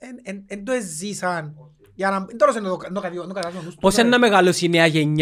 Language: Greek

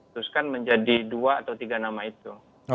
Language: Indonesian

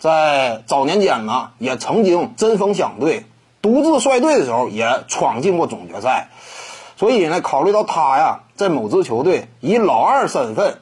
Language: Chinese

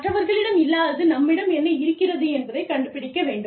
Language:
Tamil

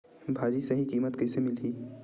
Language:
Chhattisgarhi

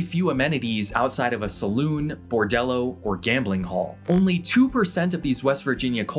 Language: English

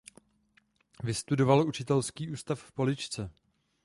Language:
Czech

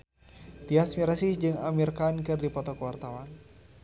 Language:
Sundanese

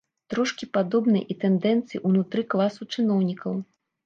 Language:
Belarusian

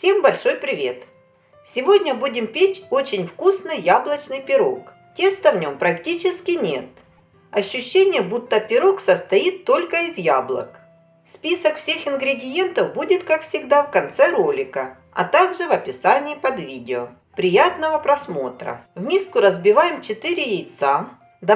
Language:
Russian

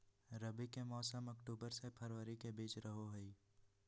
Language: Magahi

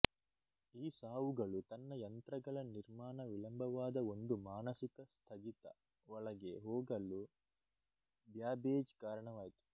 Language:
Kannada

